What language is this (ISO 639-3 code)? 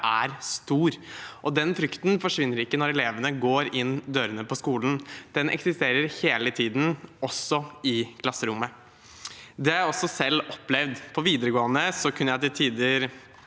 nor